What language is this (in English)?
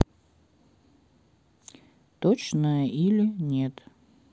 Russian